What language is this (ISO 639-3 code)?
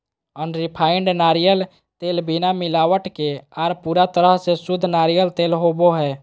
mag